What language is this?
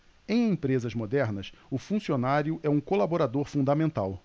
Portuguese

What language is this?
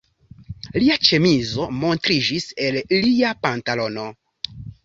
Esperanto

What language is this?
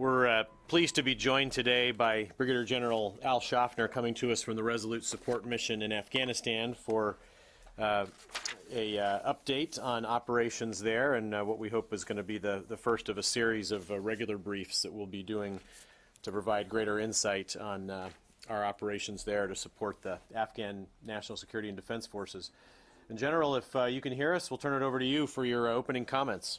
English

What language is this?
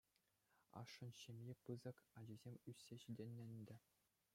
Chuvash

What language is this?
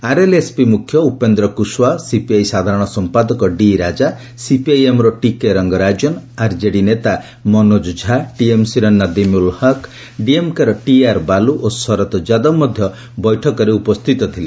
Odia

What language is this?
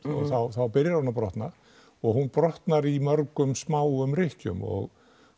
Icelandic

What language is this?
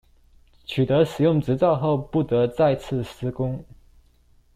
Chinese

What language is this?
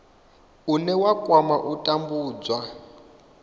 Venda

